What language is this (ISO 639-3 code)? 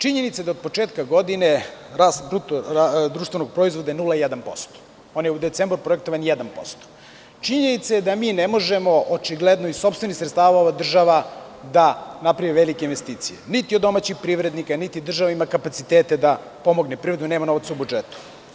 srp